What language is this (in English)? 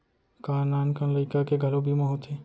Chhattisgarhi